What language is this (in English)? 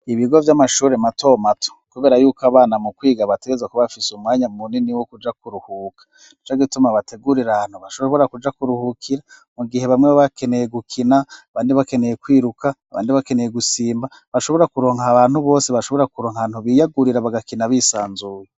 Rundi